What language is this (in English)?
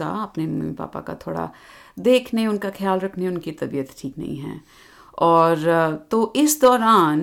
Hindi